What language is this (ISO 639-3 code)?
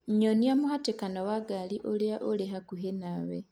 kik